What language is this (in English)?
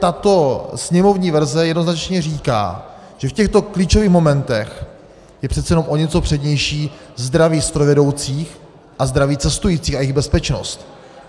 Czech